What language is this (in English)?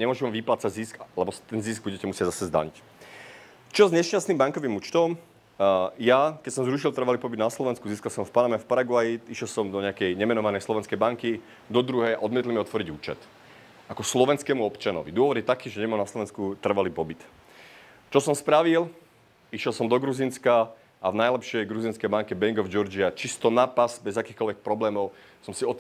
Czech